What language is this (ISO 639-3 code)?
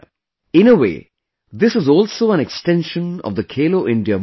eng